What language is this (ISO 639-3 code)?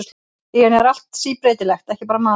isl